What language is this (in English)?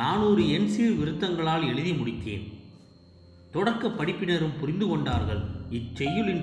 Tamil